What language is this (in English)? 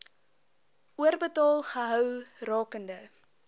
Afrikaans